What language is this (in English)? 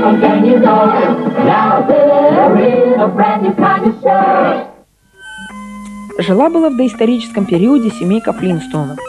Russian